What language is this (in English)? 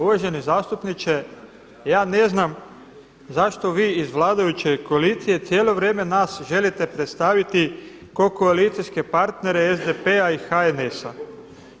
Croatian